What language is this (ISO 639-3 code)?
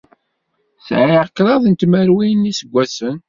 kab